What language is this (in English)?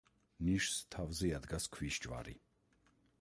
Georgian